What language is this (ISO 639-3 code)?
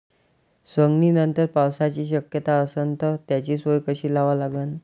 mar